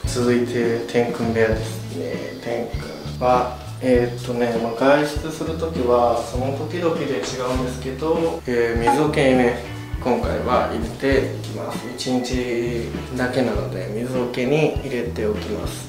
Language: Japanese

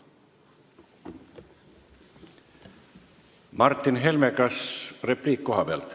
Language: Estonian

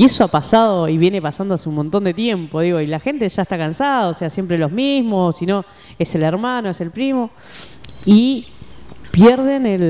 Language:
Spanish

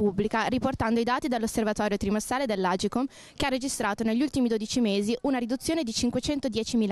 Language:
Italian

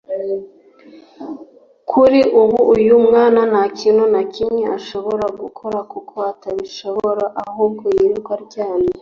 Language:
Kinyarwanda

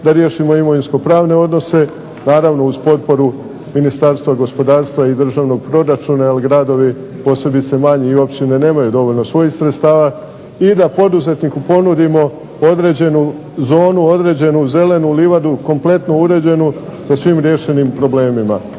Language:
Croatian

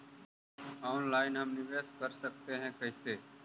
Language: Magahi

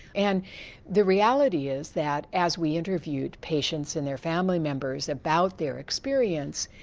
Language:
English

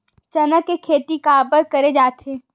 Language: Chhattisgarhi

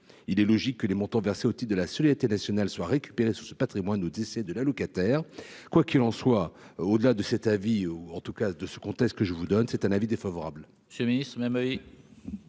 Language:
French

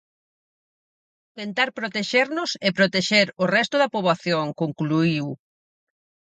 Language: Galician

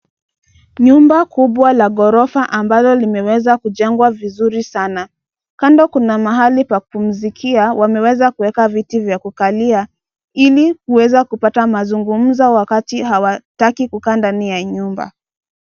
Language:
Swahili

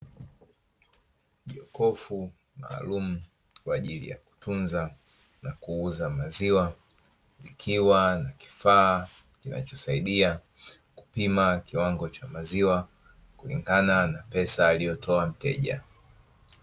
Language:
Swahili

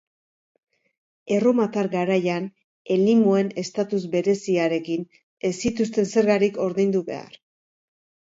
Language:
Basque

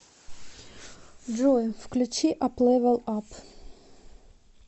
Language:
Russian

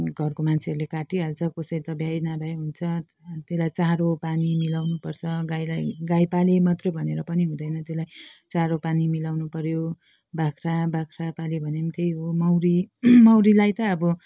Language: Nepali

